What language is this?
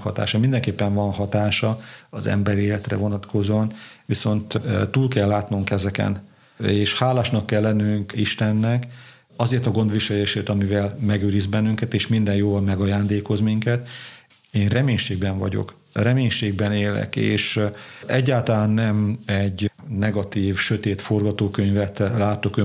Hungarian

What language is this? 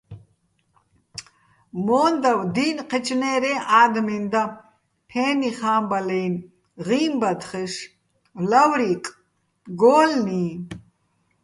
Bats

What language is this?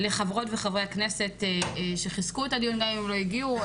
Hebrew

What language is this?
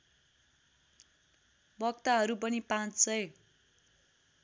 Nepali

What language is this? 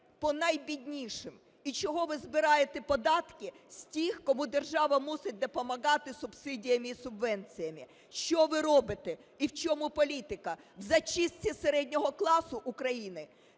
Ukrainian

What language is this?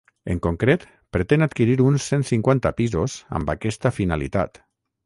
Catalan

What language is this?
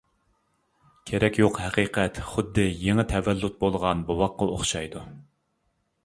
Uyghur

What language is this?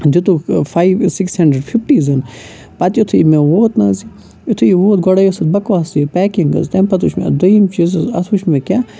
Kashmiri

